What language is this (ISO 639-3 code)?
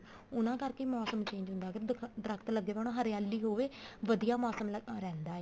pan